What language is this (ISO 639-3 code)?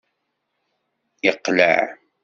kab